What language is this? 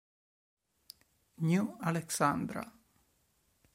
Italian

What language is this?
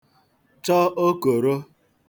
Igbo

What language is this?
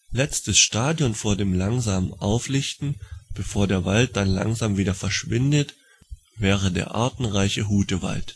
German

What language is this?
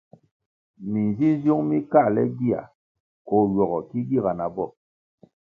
Kwasio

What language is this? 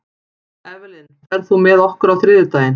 Icelandic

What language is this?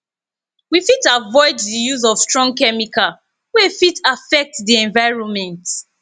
Nigerian Pidgin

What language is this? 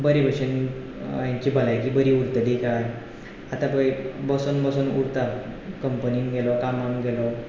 Konkani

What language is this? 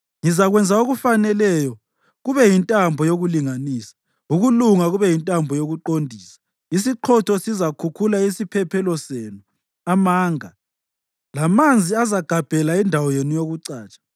North Ndebele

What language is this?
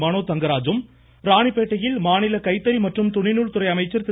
Tamil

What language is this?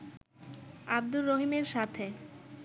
Bangla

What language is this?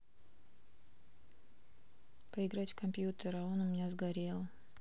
Russian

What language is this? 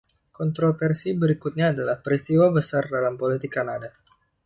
Indonesian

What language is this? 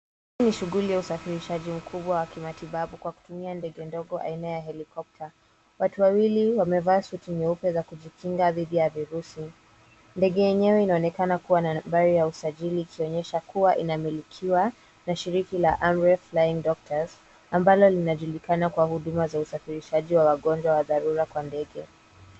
Swahili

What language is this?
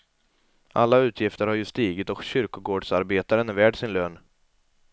Swedish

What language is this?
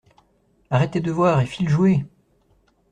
French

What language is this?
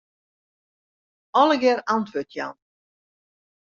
Western Frisian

